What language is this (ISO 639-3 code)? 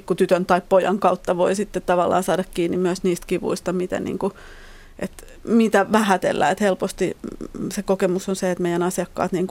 fin